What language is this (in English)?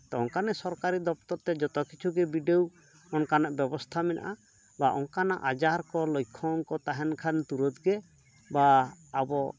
Santali